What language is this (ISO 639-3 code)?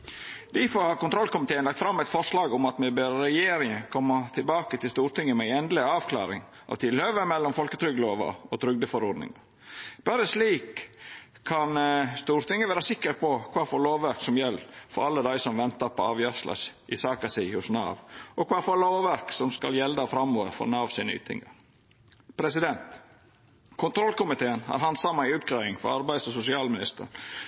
nno